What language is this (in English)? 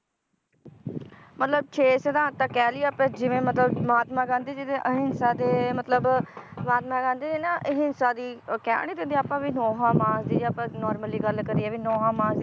Punjabi